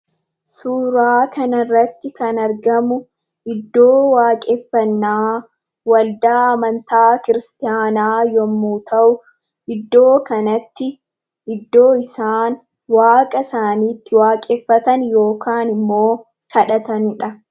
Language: Oromo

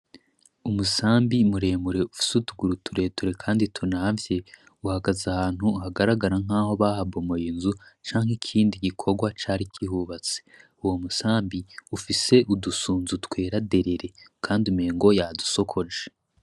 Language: Rundi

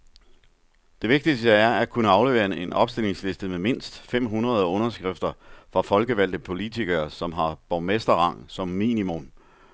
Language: Danish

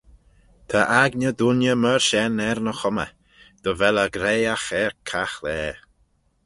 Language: Manx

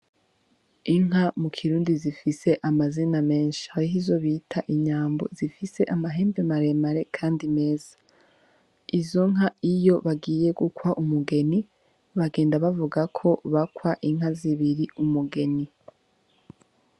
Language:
Rundi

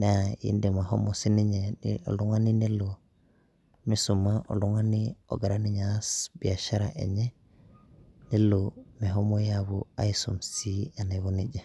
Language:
Masai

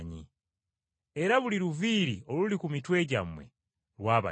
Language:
Ganda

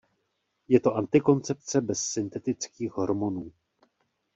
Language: Czech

